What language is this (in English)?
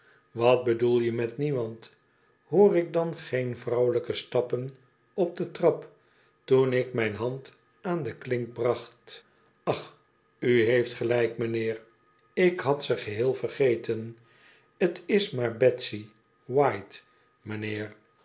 Dutch